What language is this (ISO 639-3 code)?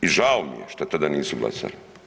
hrv